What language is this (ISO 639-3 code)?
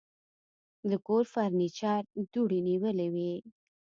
pus